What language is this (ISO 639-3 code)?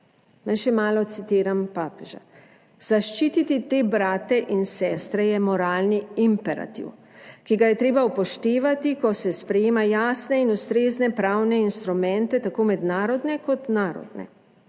slv